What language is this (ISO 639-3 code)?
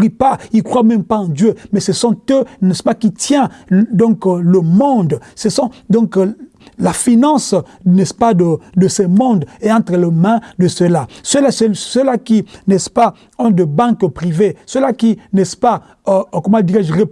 fra